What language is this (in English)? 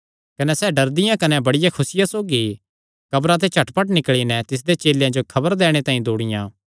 Kangri